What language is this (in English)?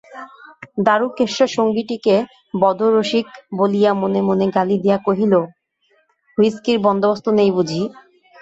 Bangla